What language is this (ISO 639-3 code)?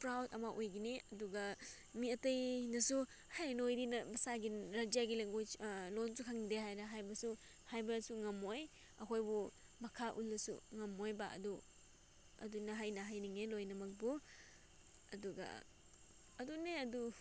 mni